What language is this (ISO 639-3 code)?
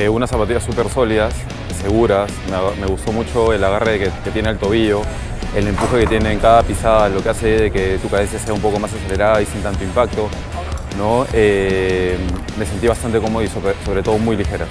spa